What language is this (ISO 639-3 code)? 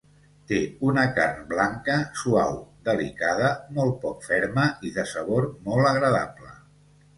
cat